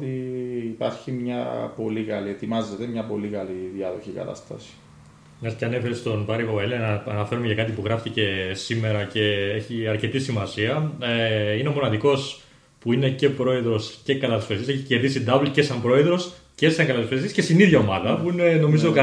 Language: Greek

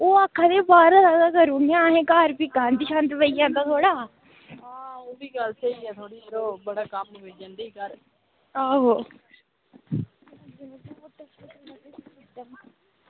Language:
Dogri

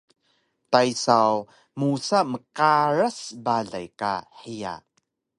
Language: Taroko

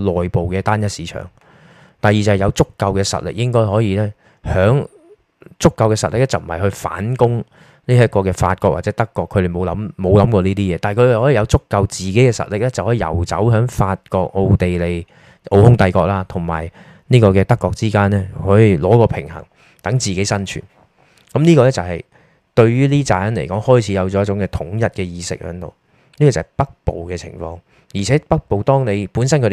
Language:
Chinese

